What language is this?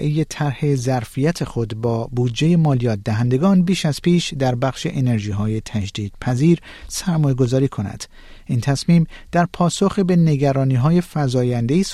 Persian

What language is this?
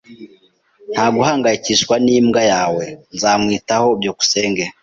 Kinyarwanda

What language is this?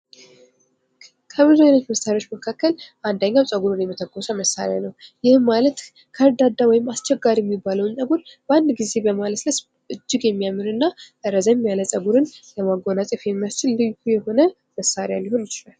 Amharic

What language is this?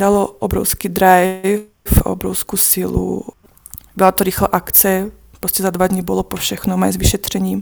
Czech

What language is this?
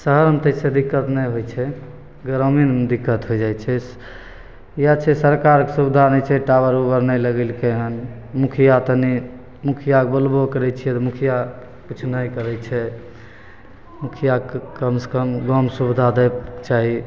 Maithili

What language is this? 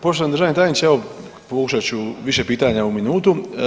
Croatian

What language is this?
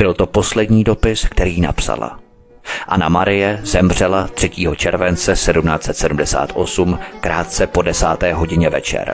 Czech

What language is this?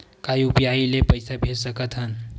Chhattisgarhi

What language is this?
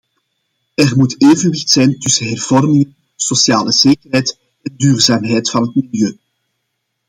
Dutch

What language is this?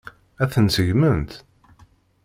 Kabyle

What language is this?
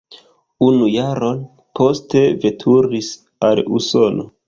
Esperanto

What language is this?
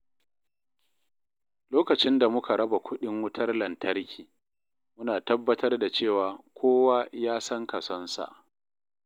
Hausa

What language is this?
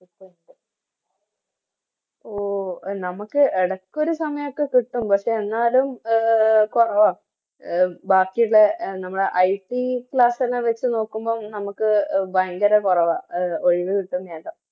Malayalam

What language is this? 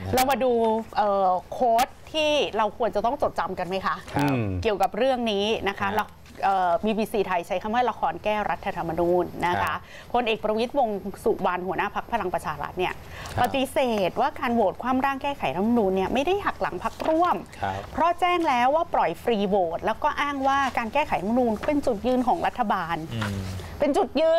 Thai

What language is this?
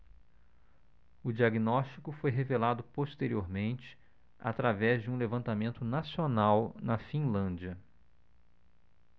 Portuguese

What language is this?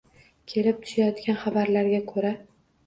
Uzbek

